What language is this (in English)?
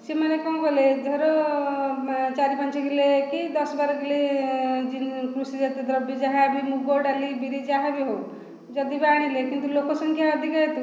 Odia